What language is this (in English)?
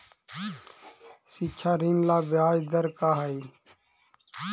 Magahi